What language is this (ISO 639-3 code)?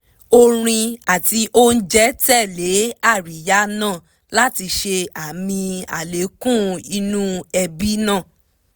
yor